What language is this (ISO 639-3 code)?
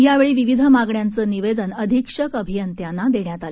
mar